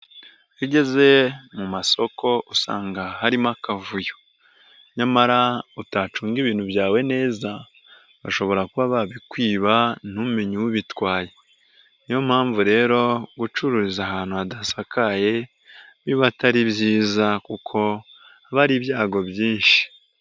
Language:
Kinyarwanda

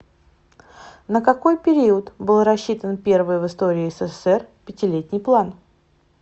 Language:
Russian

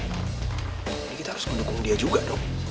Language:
Indonesian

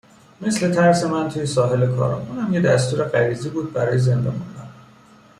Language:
Persian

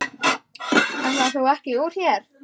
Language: Icelandic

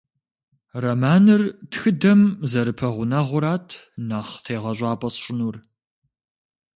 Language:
Kabardian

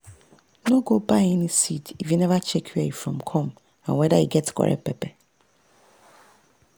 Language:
Nigerian Pidgin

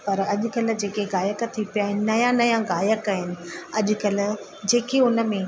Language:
Sindhi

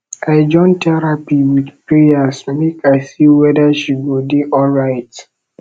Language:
Nigerian Pidgin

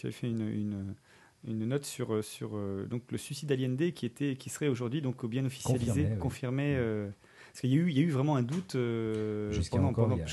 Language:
French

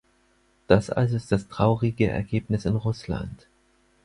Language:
German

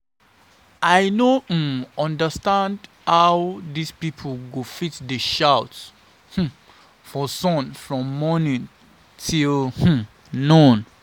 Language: Nigerian Pidgin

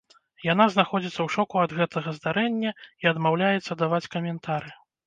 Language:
Belarusian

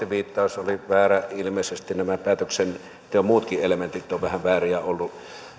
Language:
Finnish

